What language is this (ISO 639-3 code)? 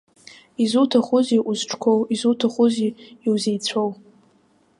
abk